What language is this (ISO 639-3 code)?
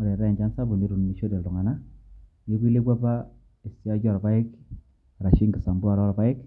mas